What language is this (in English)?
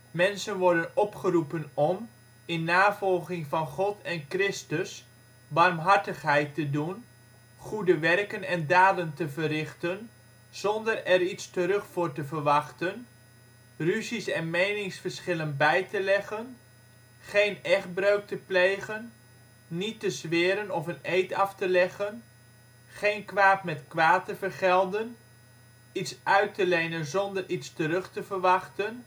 Dutch